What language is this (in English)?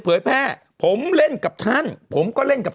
Thai